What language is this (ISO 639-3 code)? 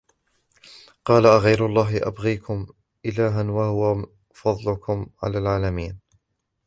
ara